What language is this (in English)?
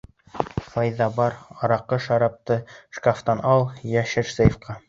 Bashkir